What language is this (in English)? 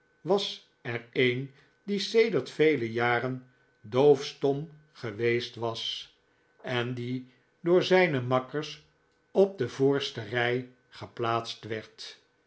Dutch